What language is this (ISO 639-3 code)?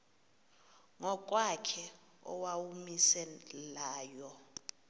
xho